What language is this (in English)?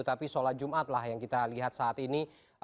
Indonesian